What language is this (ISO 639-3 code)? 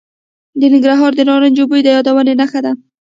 pus